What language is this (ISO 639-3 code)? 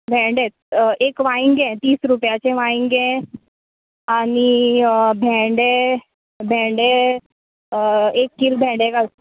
kok